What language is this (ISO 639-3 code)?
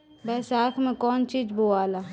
bho